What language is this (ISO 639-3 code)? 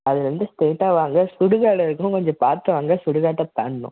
tam